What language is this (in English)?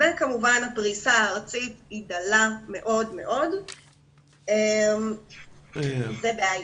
Hebrew